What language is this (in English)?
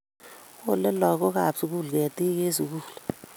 Kalenjin